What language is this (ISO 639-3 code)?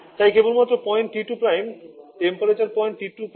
ben